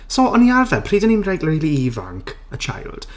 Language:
Welsh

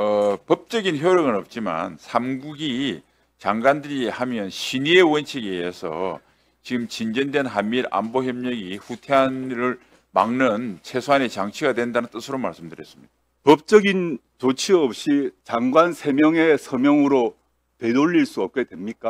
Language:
Korean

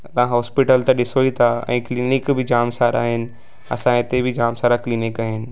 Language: Sindhi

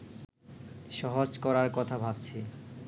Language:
Bangla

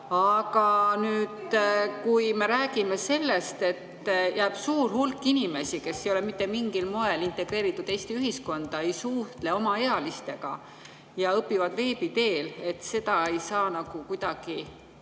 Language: Estonian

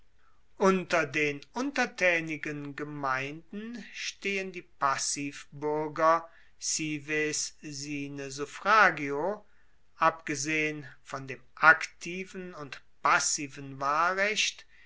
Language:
German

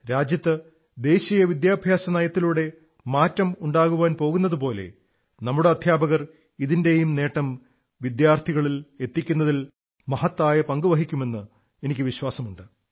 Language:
Malayalam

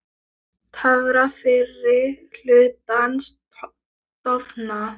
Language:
Icelandic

